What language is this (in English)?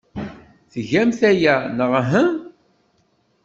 Kabyle